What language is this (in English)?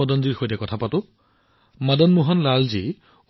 Assamese